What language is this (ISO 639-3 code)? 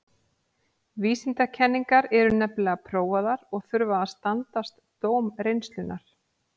isl